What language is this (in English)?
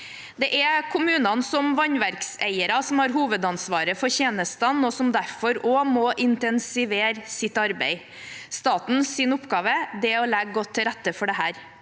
Norwegian